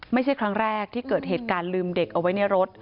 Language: Thai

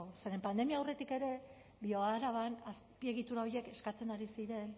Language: Basque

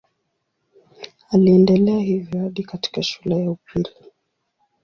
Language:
Swahili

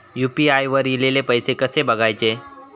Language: Marathi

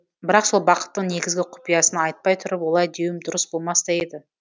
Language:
Kazakh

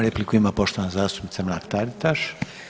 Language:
Croatian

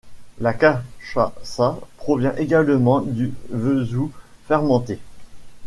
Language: French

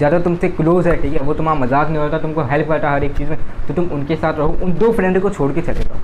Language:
Hindi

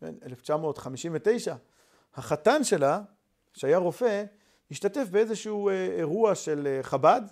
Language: Hebrew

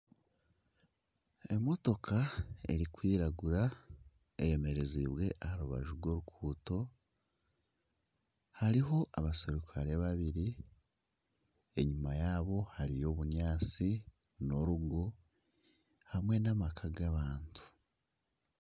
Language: Nyankole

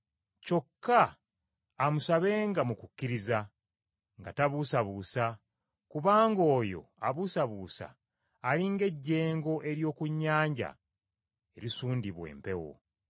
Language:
Ganda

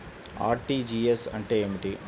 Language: Telugu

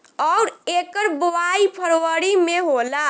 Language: Bhojpuri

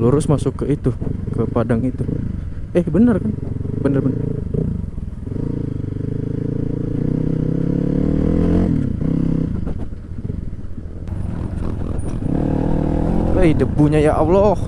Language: Indonesian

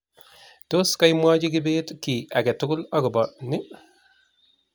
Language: Kalenjin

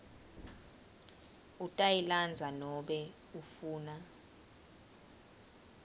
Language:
Swati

